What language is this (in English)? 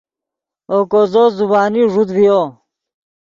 Yidgha